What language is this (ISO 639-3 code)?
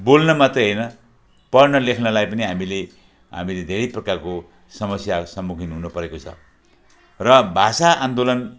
nep